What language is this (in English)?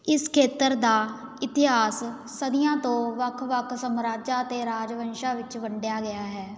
Punjabi